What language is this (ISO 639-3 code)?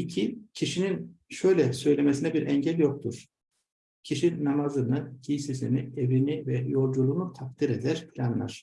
tur